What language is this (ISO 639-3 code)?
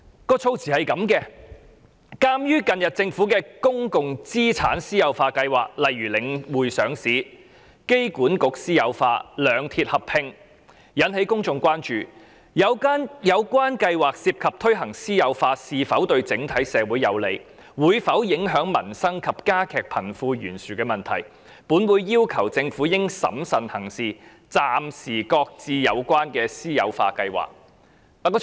yue